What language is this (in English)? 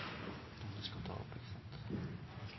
Norwegian Nynorsk